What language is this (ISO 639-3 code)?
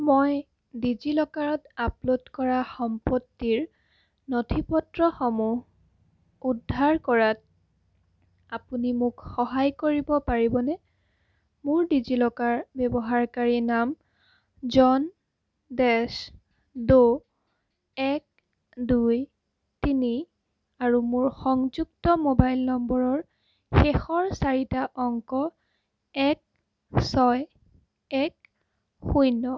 asm